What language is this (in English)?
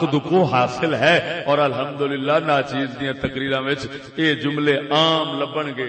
Urdu